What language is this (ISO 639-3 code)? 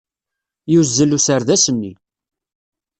kab